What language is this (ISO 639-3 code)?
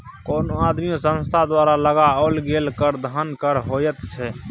mai